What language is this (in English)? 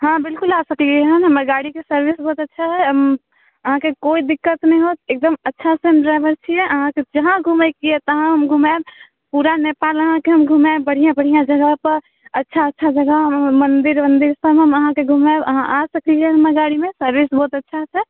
Maithili